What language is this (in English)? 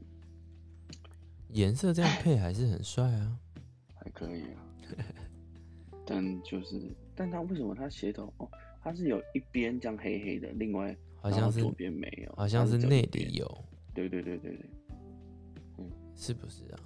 Chinese